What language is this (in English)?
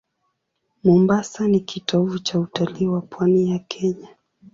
Swahili